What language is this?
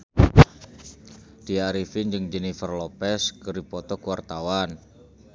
Sundanese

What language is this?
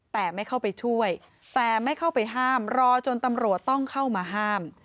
Thai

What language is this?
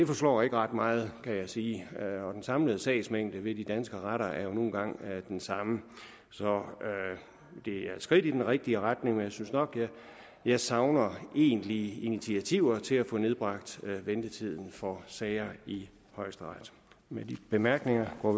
Danish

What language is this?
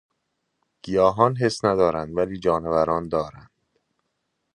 Persian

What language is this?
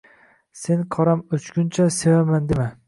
Uzbek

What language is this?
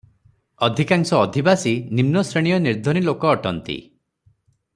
Odia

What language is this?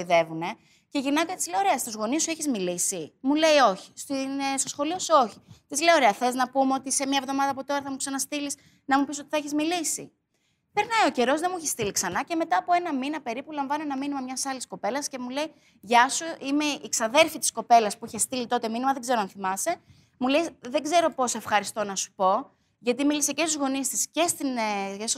Greek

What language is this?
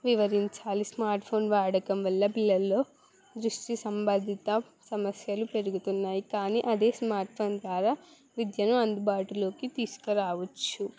Telugu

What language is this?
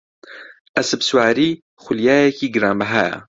Central Kurdish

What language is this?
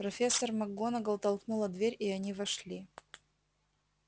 Russian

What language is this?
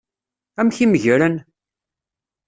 Kabyle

